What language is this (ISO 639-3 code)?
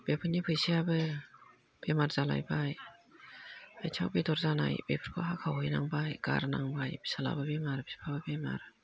brx